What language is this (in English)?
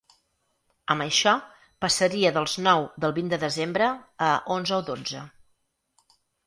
Catalan